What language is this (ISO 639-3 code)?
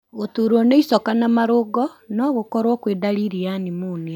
kik